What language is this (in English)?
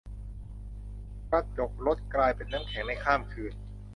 Thai